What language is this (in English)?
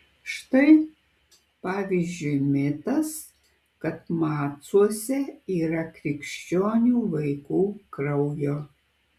Lithuanian